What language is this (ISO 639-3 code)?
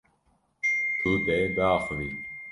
kur